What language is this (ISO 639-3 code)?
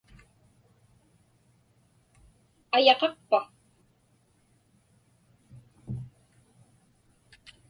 ipk